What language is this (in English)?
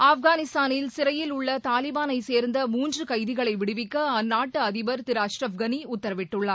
Tamil